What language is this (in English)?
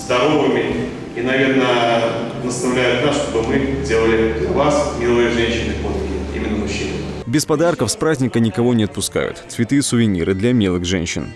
Russian